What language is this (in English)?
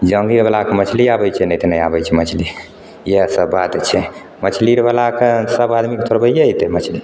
Maithili